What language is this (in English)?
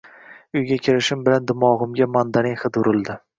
Uzbek